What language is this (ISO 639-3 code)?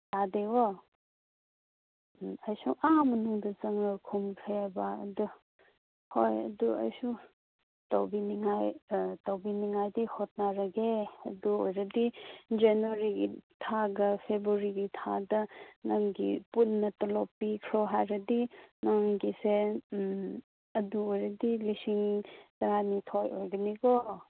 mni